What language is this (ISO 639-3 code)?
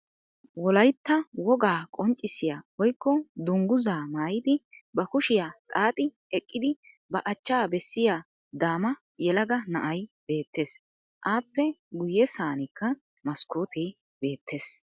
wal